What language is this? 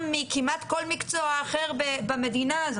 Hebrew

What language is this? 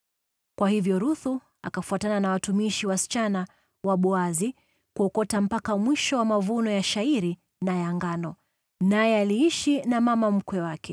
Swahili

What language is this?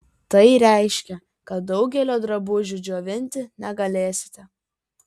Lithuanian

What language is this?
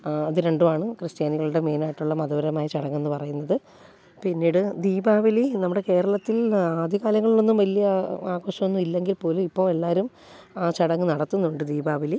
Malayalam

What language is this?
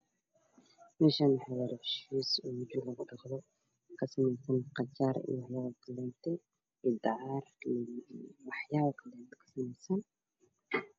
Somali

